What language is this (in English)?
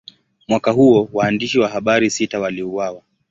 Swahili